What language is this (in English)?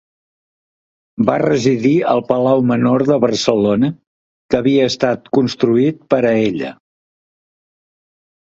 Catalan